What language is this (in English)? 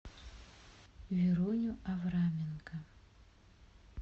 Russian